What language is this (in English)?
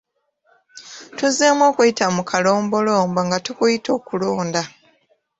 Ganda